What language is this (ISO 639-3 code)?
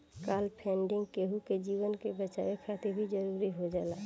bho